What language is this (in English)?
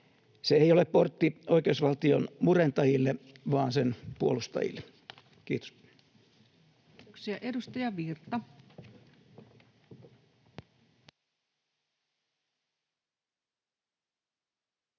Finnish